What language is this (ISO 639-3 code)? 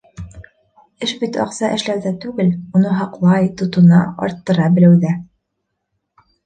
bak